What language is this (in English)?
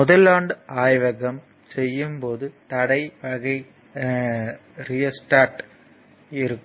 Tamil